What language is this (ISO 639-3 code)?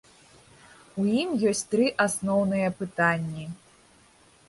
bel